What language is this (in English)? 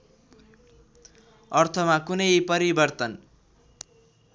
Nepali